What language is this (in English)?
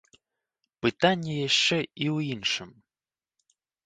Belarusian